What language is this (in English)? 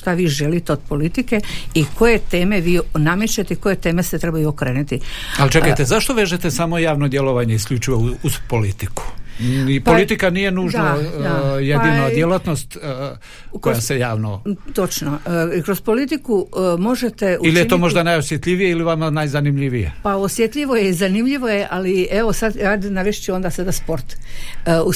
Croatian